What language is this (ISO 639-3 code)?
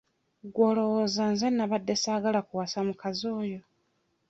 lug